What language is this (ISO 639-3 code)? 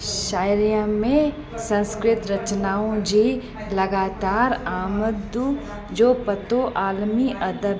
snd